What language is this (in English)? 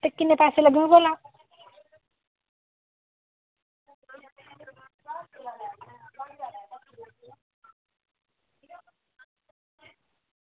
Dogri